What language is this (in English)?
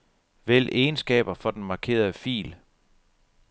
Danish